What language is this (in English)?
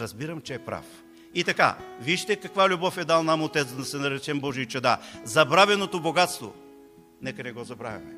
Bulgarian